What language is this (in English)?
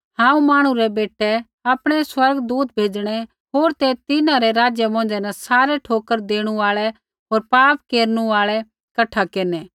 Kullu Pahari